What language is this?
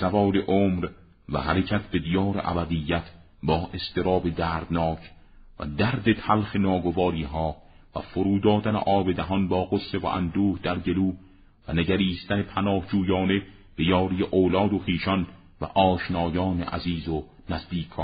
Persian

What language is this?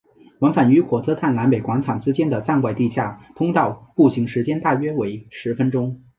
Chinese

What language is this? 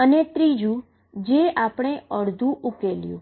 Gujarati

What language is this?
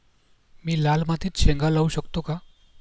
Marathi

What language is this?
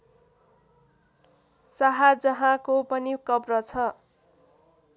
Nepali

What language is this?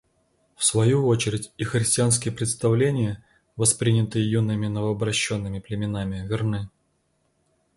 Russian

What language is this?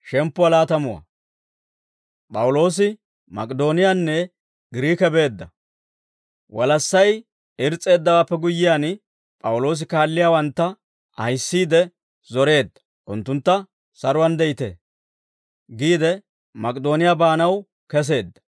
Dawro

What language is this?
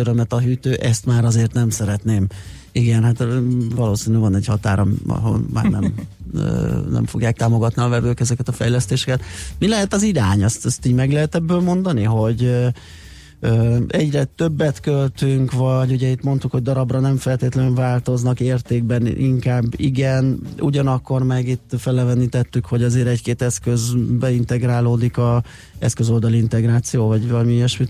Hungarian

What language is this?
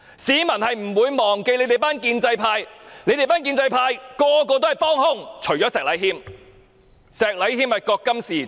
Cantonese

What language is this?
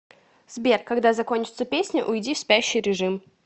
Russian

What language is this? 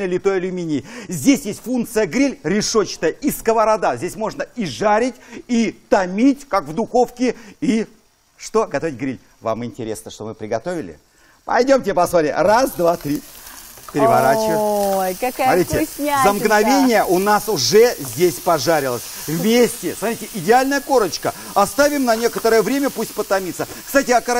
Russian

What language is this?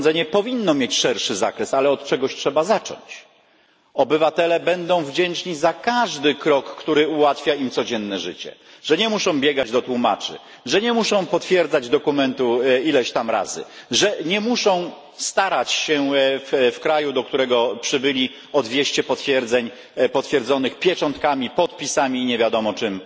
Polish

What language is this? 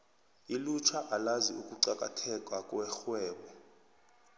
South Ndebele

